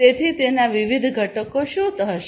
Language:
Gujarati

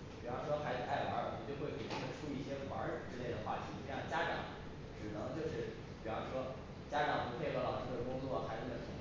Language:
Chinese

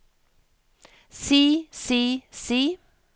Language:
Norwegian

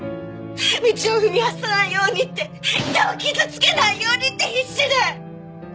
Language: Japanese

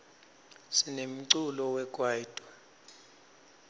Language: Swati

